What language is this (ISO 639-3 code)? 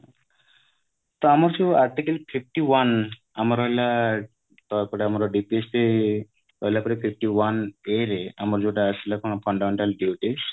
ori